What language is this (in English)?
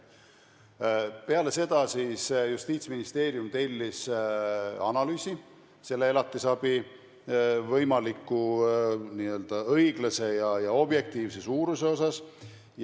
Estonian